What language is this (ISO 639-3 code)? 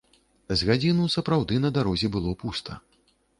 bel